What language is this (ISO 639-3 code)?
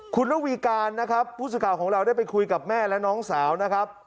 tha